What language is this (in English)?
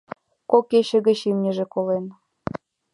Mari